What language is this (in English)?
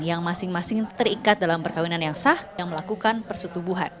Indonesian